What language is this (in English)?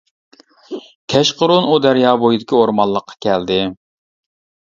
Uyghur